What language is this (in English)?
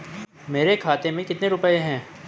Hindi